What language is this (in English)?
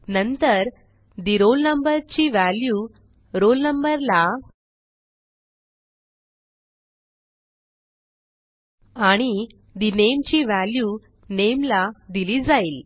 Marathi